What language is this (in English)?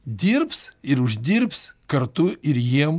Lithuanian